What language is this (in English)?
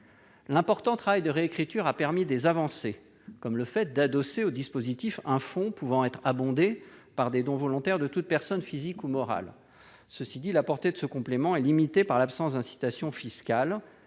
French